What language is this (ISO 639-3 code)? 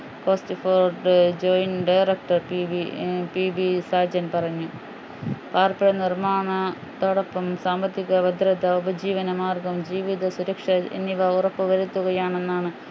mal